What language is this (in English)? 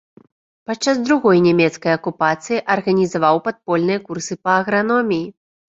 Belarusian